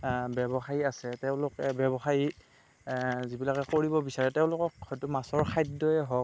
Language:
Assamese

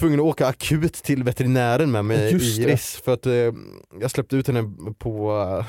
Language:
Swedish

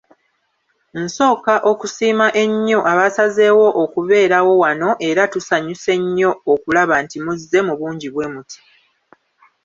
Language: Ganda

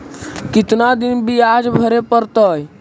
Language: Magahi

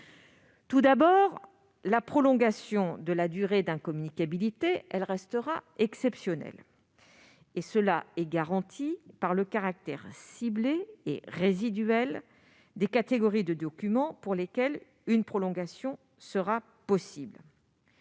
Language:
French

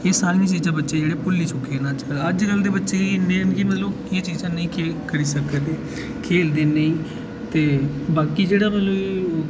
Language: Dogri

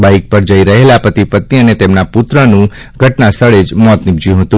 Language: Gujarati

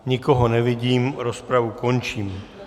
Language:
Czech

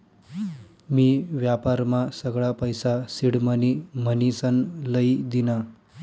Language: Marathi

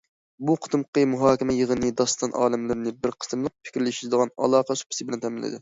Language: Uyghur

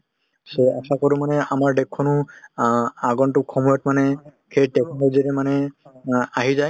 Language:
Assamese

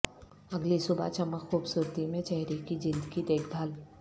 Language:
Urdu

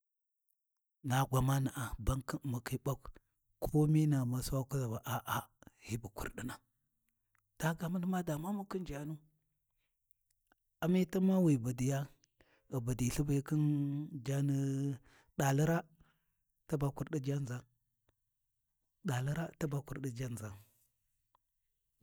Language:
Warji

